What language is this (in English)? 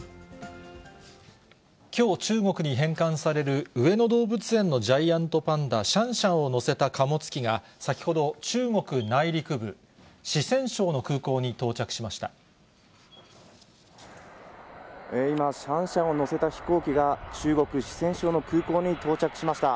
Japanese